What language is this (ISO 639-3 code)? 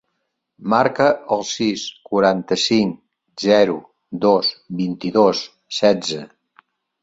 cat